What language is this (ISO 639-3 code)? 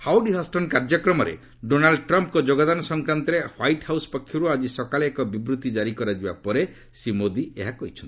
ori